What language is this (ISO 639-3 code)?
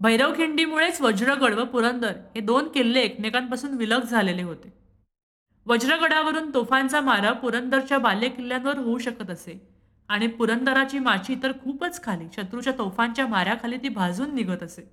mar